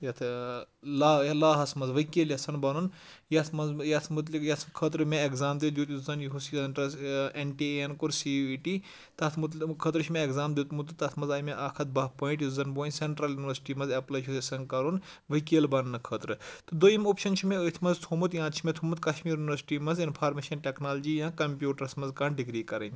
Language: Kashmiri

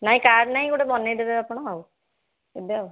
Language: Odia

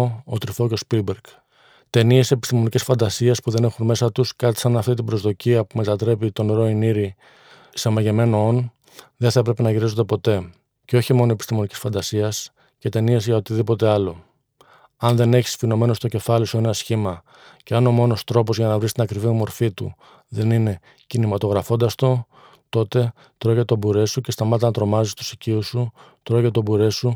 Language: Greek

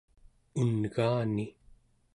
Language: Central Yupik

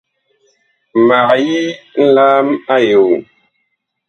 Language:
Bakoko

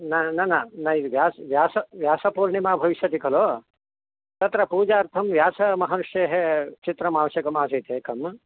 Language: Sanskrit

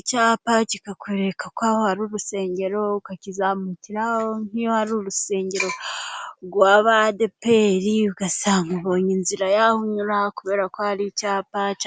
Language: Kinyarwanda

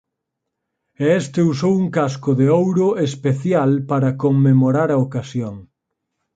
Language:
Galician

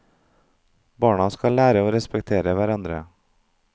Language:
Norwegian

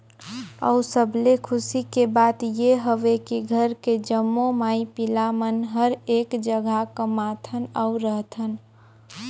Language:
Chhattisgarhi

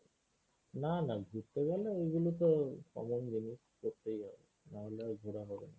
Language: Bangla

